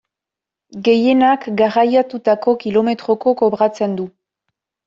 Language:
Basque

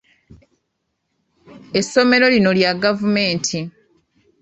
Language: Ganda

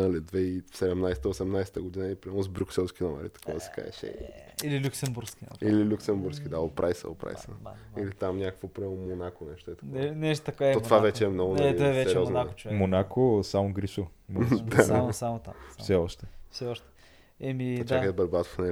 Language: Bulgarian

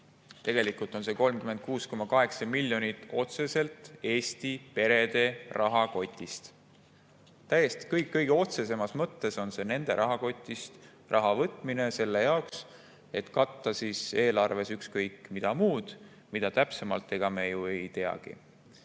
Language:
Estonian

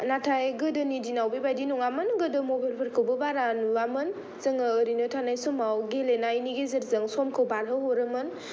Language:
Bodo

